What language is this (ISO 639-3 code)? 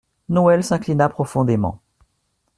fra